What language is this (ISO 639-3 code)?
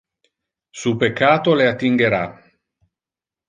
ina